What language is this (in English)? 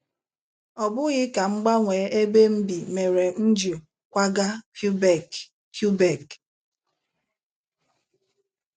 Igbo